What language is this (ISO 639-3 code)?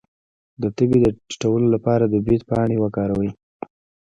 pus